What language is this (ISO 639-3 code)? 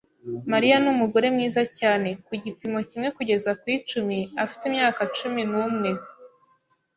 kin